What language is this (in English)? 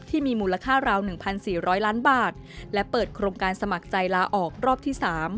Thai